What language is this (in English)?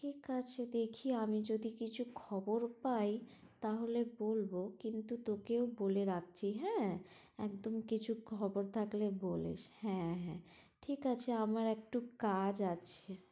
Bangla